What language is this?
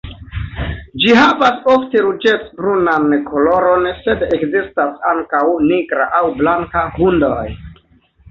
Esperanto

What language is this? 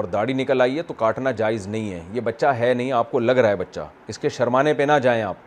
Urdu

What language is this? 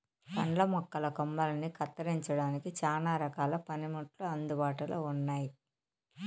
Telugu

